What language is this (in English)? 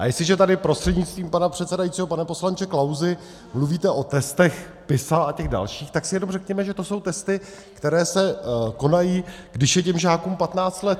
Czech